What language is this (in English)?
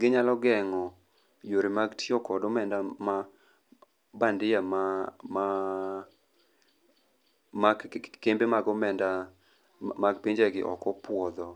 Luo (Kenya and Tanzania)